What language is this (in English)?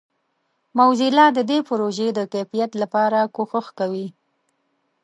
Pashto